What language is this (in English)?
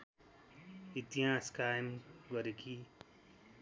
Nepali